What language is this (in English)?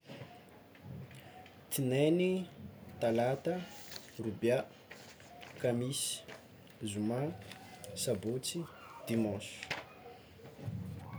Tsimihety Malagasy